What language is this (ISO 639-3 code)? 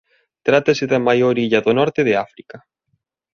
glg